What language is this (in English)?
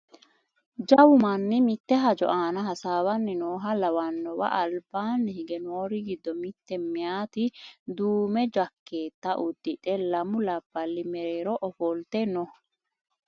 Sidamo